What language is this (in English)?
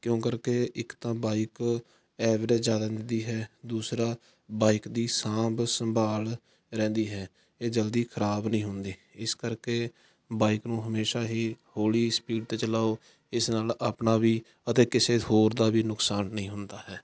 Punjabi